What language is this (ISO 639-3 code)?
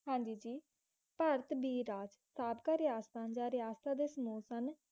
pan